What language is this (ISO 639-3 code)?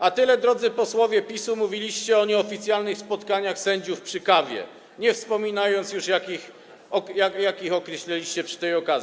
pol